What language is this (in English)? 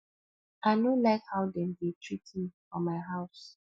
Nigerian Pidgin